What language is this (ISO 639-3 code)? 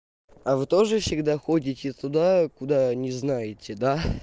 rus